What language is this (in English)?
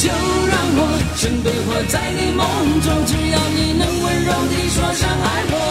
Chinese